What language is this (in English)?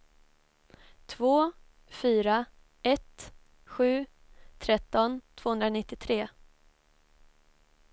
Swedish